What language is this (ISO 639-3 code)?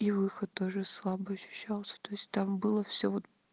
rus